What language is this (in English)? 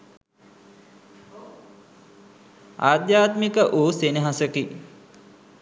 Sinhala